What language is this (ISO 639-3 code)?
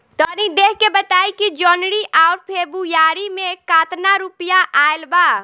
bho